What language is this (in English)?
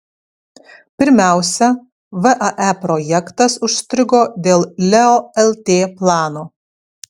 Lithuanian